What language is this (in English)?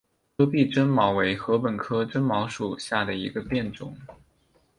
Chinese